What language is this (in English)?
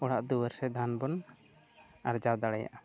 Santali